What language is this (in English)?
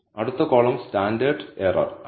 Malayalam